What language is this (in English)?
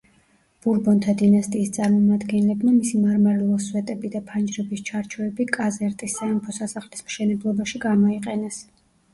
Georgian